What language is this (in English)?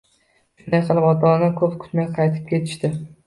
Uzbek